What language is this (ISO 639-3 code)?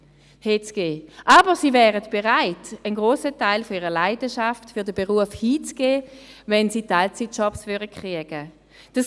gsw